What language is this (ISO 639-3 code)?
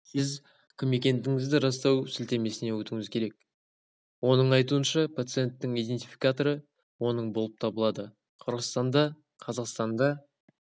kaz